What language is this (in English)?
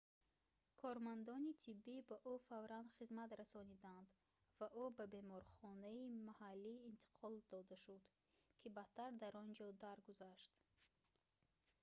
Tajik